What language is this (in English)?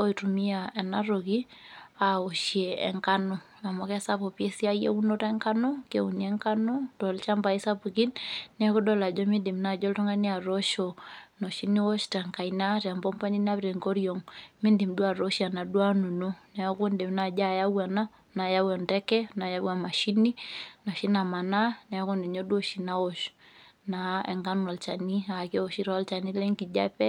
Masai